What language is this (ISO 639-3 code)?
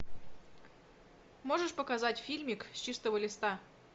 rus